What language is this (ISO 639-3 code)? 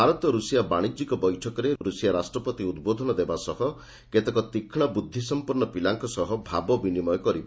ori